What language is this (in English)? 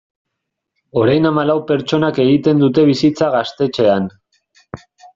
Basque